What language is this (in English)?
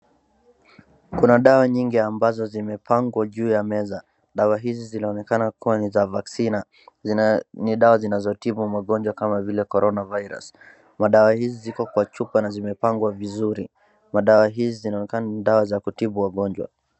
Swahili